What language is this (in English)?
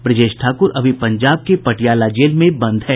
Hindi